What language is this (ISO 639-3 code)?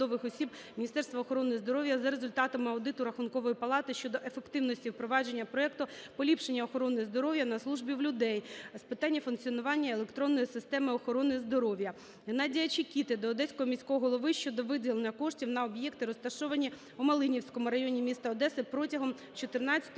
ukr